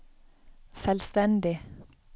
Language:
Norwegian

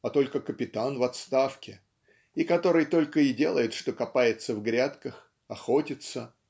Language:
Russian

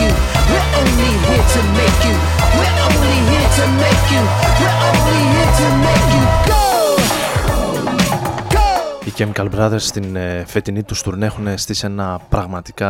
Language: Greek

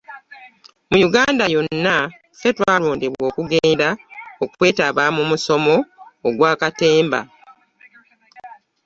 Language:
Ganda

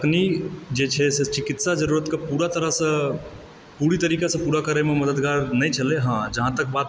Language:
Maithili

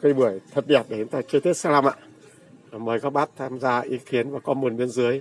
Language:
Vietnamese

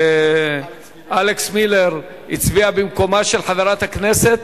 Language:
Hebrew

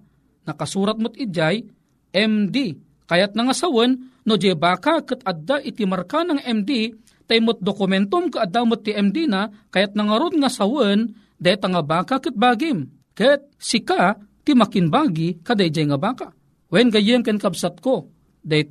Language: Filipino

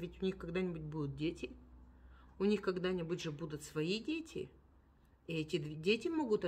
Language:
Russian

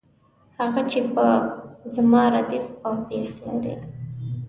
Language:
Pashto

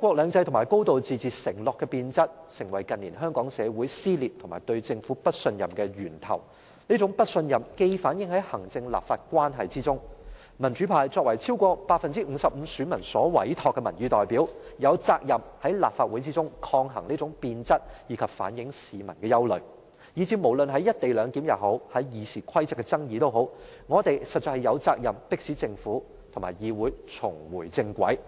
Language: Cantonese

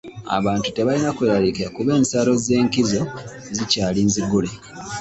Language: Ganda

